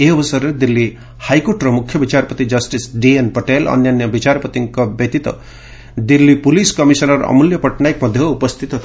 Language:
Odia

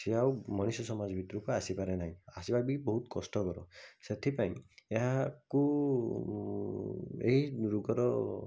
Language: Odia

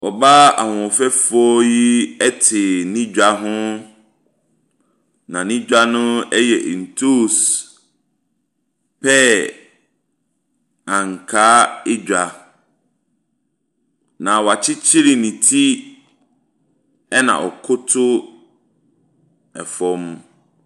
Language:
Akan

